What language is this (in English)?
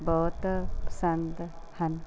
Punjabi